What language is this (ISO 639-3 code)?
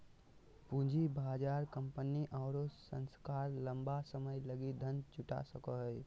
mag